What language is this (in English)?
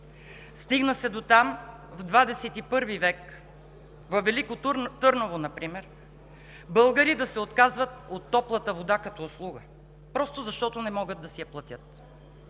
Bulgarian